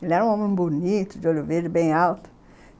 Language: Portuguese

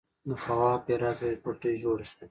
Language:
Pashto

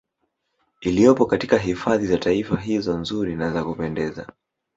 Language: Swahili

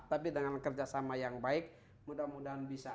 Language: Indonesian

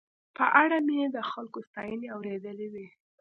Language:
Pashto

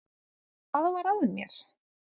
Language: Icelandic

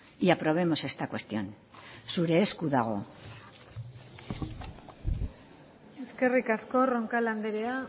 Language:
Basque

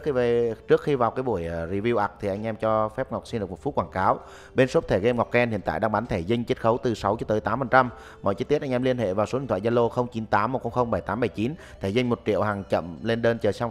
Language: Vietnamese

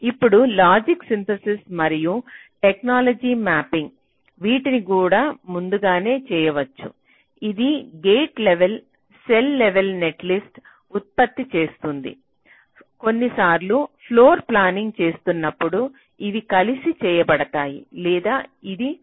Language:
Telugu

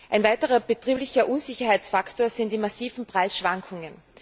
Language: German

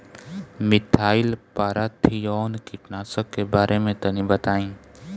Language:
Bhojpuri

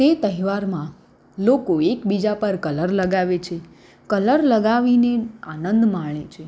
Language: Gujarati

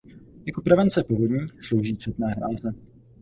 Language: Czech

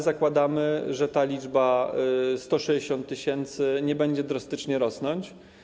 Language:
Polish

